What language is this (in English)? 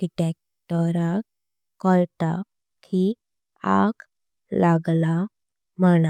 Konkani